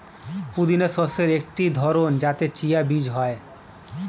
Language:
Bangla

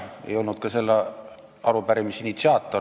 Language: Estonian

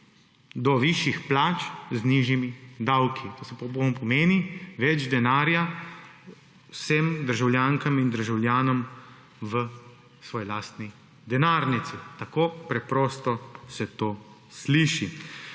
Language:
Slovenian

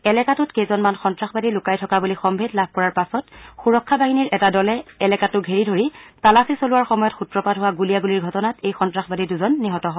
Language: Assamese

